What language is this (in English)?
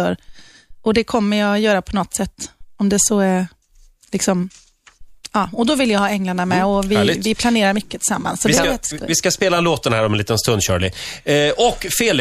Swedish